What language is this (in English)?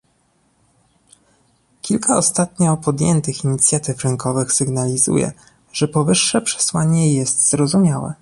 Polish